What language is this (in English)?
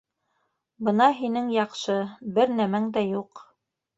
Bashkir